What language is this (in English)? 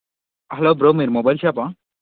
Telugu